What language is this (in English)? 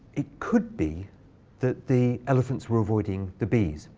English